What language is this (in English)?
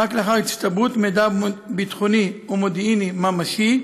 Hebrew